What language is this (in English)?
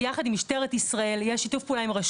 Hebrew